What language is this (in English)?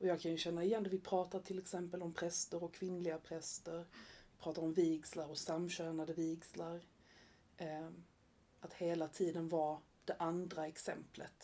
Swedish